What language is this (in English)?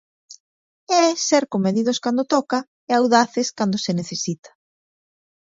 Galician